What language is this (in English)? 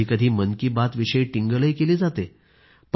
Marathi